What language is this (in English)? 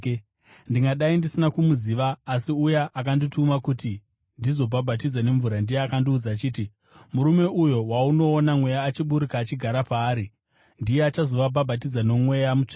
Shona